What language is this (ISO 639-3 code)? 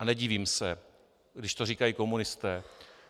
ces